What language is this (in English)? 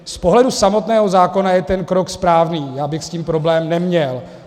Czech